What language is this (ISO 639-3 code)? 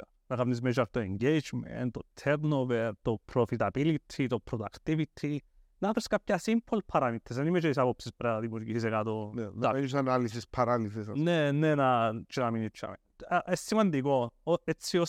ell